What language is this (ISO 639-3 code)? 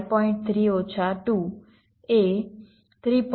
guj